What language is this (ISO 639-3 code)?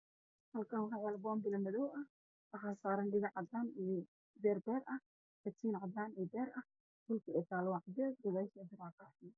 som